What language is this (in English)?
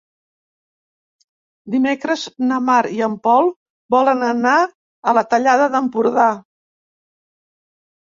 Catalan